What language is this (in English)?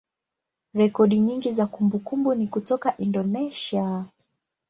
Swahili